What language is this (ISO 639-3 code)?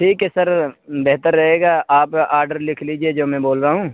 urd